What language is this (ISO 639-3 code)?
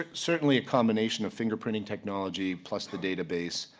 eng